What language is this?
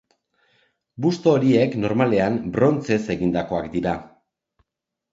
Basque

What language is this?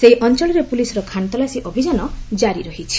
Odia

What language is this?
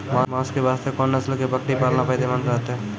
Maithili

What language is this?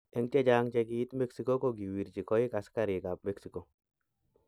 Kalenjin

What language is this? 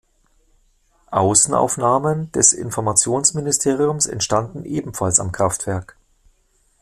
German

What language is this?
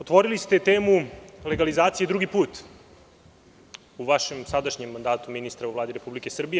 Serbian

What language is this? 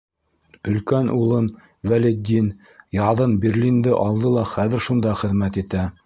Bashkir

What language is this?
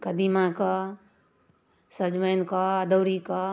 Maithili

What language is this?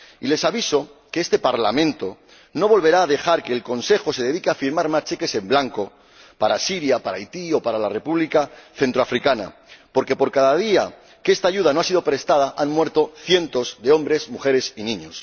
Spanish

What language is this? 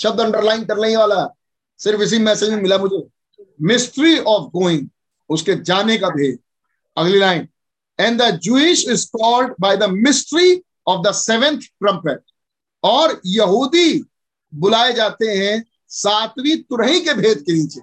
Hindi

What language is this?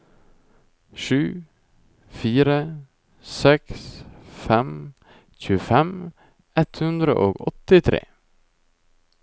Norwegian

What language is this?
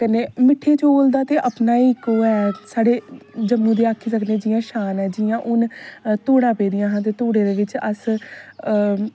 Dogri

